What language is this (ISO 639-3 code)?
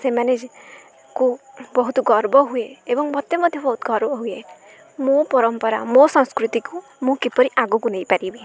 ori